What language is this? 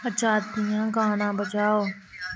Dogri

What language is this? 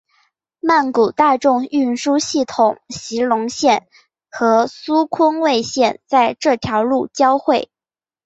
Chinese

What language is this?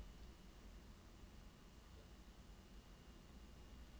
Norwegian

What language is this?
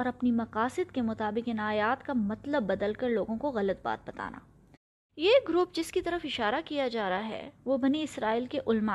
Urdu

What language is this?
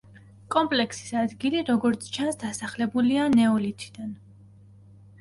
Georgian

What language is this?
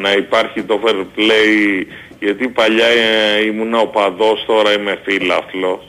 Greek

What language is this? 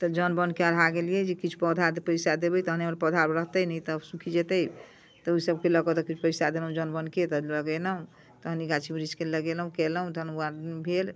Maithili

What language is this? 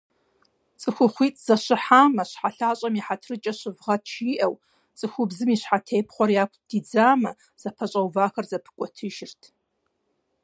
Kabardian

